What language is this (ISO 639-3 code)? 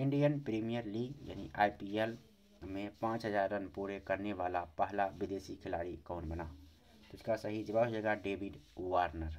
hin